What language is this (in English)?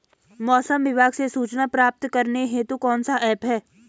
Hindi